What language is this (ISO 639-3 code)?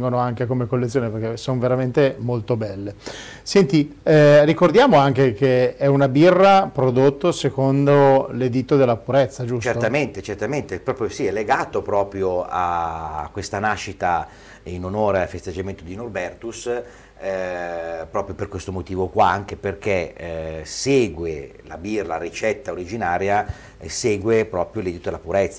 ita